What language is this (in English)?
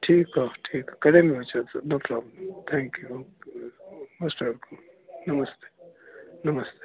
Sindhi